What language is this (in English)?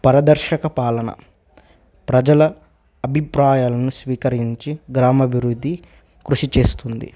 Telugu